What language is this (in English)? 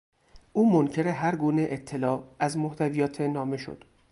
Persian